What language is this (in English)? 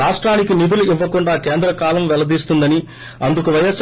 Telugu